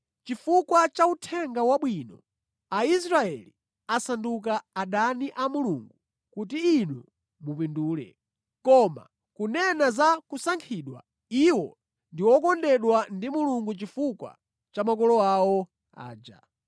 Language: Nyanja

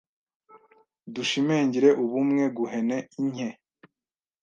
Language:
Kinyarwanda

